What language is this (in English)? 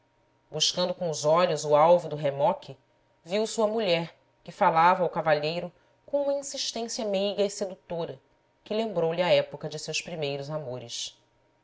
Portuguese